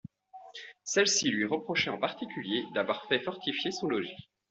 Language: French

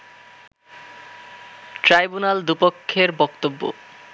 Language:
Bangla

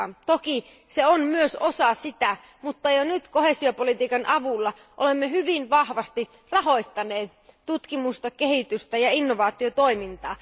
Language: Finnish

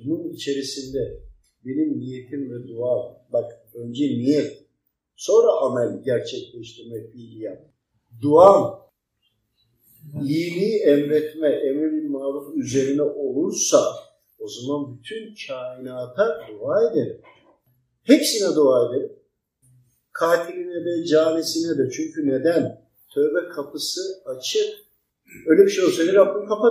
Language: Turkish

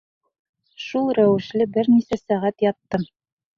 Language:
Bashkir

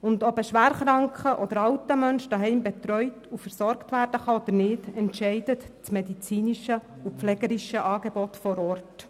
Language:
Swiss German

